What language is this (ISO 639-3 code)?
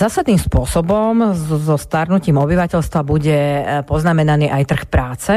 slk